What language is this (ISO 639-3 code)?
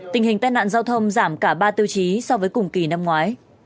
vie